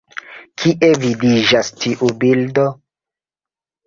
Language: Esperanto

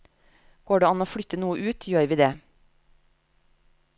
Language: Norwegian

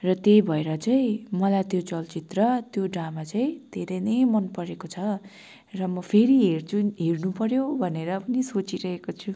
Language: Nepali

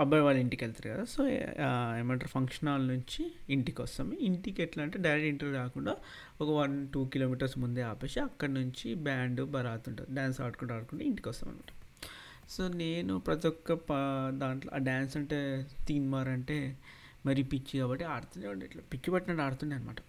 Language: Telugu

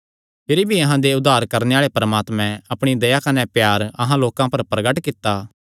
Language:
Kangri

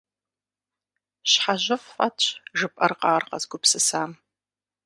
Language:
Kabardian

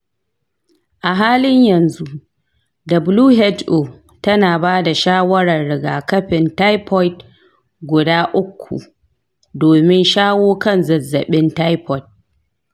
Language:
Hausa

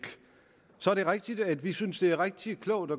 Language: Danish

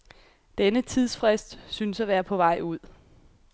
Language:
Danish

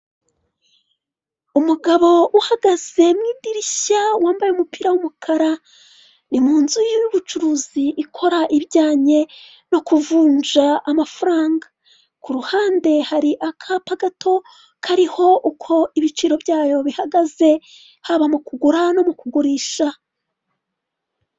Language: Kinyarwanda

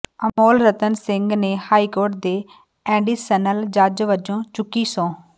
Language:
Punjabi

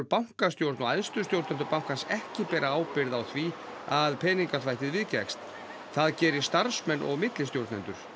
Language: Icelandic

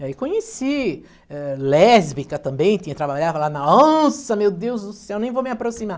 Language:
Portuguese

